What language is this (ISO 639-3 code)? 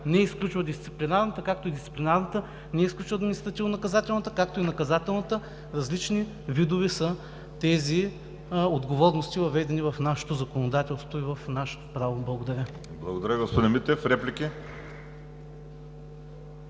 bul